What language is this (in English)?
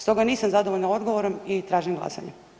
Croatian